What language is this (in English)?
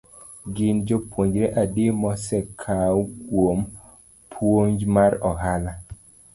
Luo (Kenya and Tanzania)